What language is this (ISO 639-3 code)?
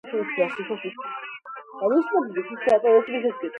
kat